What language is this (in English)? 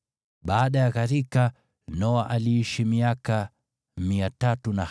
Swahili